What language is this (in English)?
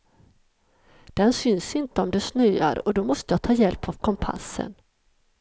Swedish